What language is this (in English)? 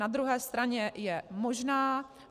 Czech